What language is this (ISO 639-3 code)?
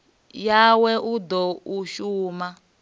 ven